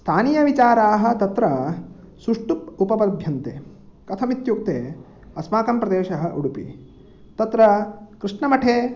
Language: Sanskrit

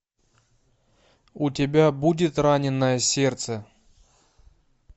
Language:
Russian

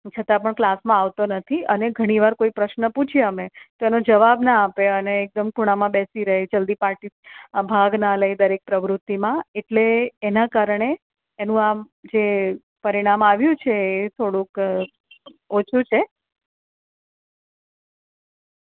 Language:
Gujarati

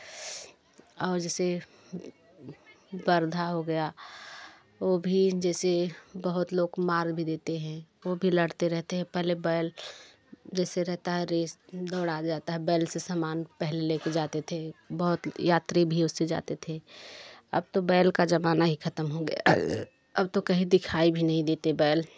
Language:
Hindi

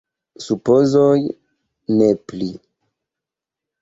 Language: Esperanto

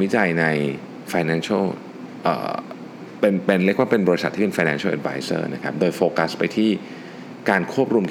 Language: Thai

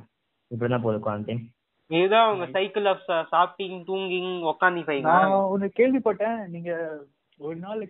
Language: Tamil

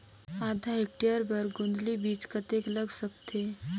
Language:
Chhattisgarhi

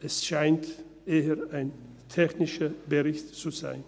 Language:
Swiss German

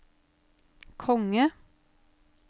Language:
Norwegian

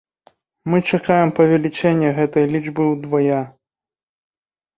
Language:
Belarusian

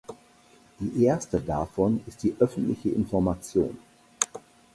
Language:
German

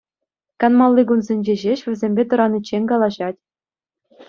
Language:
Chuvash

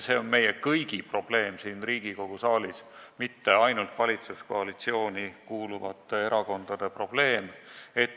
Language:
Estonian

